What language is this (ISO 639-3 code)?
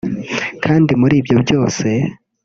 kin